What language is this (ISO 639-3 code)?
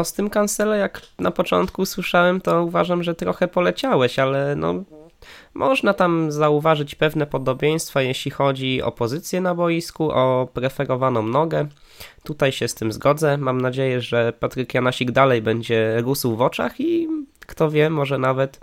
pol